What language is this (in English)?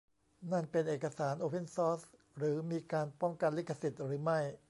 Thai